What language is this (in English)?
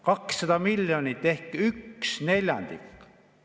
Estonian